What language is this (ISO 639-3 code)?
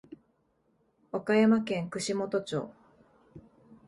jpn